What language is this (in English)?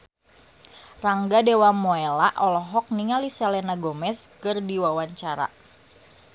Sundanese